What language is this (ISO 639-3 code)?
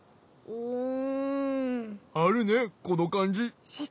jpn